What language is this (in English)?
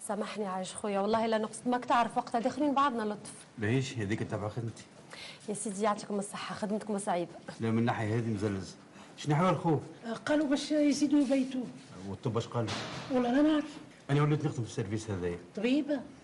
Arabic